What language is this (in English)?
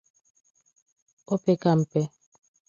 Igbo